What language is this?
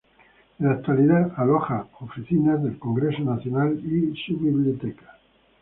Spanish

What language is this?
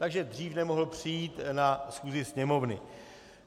Czech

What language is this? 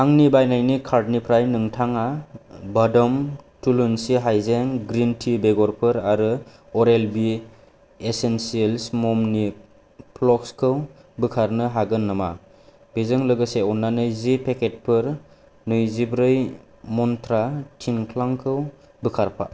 Bodo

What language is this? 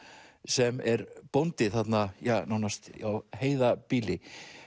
Icelandic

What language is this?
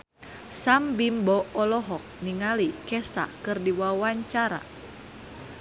Sundanese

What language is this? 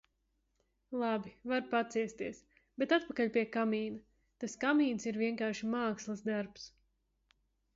Latvian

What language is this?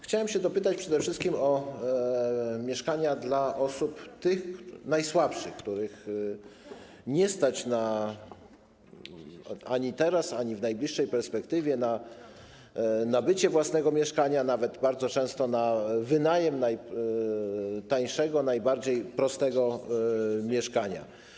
Polish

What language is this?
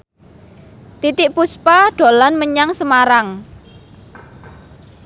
Javanese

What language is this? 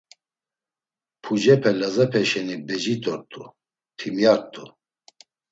Laz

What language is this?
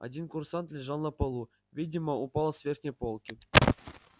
Russian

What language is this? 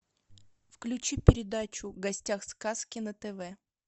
Russian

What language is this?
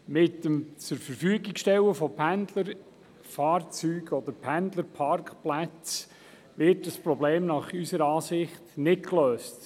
Swiss German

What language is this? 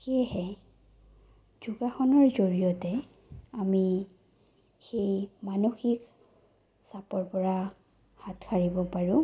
Assamese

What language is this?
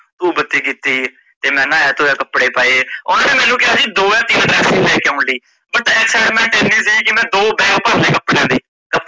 Punjabi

